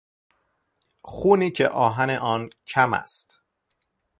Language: Persian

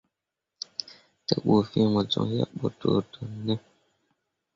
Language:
Mundang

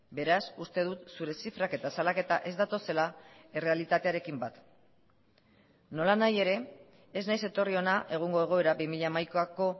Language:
Basque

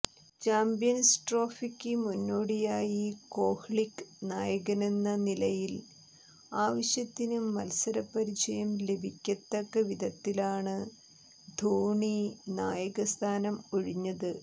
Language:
Malayalam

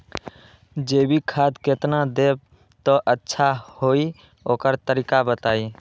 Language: Magahi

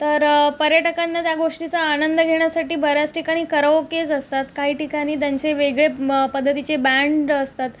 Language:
Marathi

